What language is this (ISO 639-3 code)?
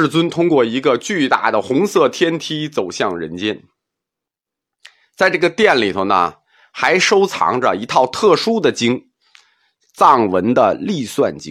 zho